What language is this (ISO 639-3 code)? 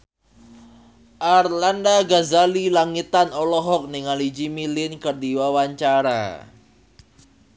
sun